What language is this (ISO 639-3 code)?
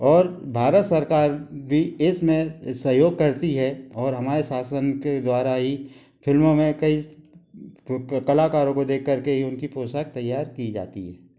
hin